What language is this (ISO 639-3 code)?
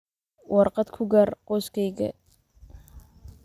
som